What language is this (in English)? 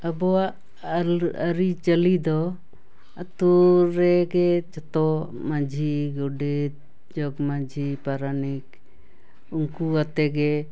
Santali